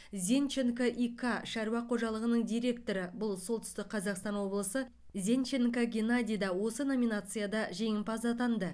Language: Kazakh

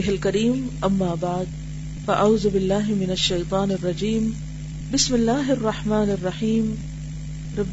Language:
Urdu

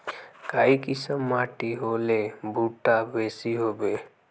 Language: Magahi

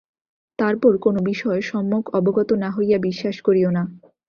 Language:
Bangla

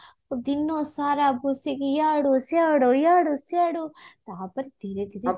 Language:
Odia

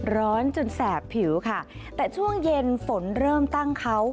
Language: Thai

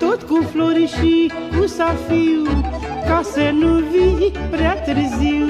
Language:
Romanian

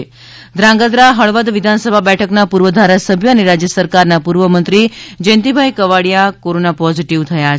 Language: Gujarati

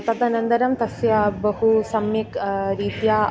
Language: Sanskrit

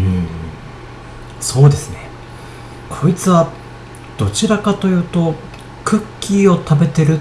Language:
Japanese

